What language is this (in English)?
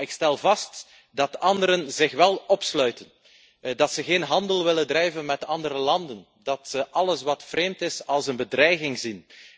Dutch